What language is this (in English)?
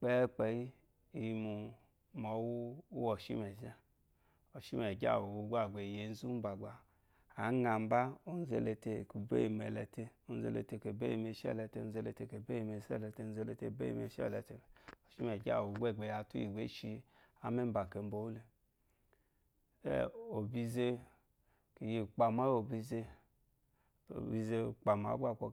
Eloyi